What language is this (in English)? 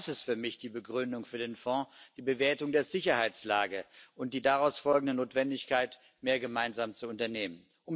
German